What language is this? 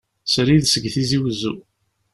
Kabyle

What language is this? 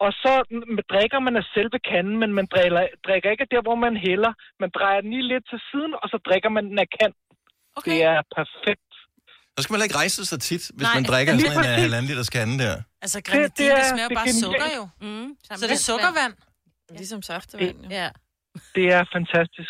Danish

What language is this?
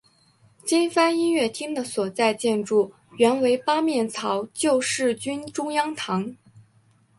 Chinese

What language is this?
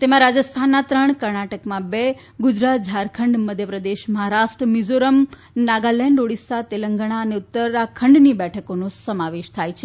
Gujarati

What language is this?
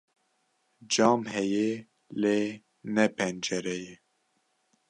Kurdish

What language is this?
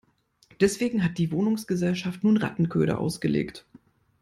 German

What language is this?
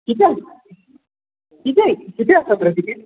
Marathi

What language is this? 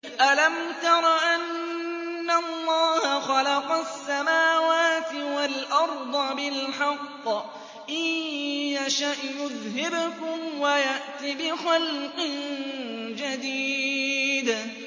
Arabic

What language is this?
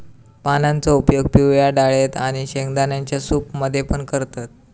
Marathi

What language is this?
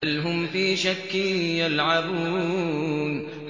Arabic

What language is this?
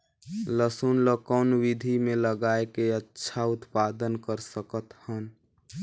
Chhattisgarhi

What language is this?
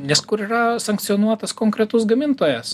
Lithuanian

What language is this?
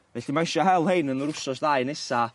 Welsh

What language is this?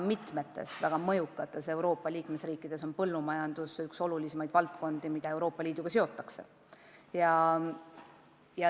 Estonian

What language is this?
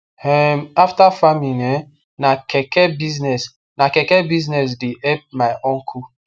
Nigerian Pidgin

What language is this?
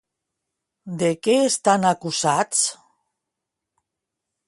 Catalan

